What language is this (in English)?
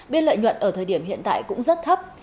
Vietnamese